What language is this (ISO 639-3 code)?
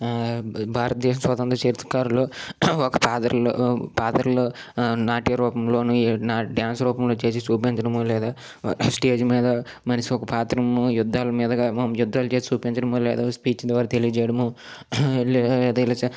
tel